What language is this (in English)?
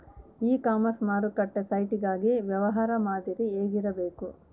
Kannada